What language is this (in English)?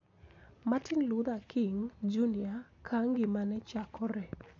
Luo (Kenya and Tanzania)